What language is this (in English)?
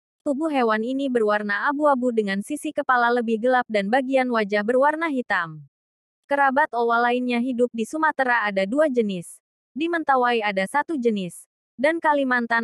Indonesian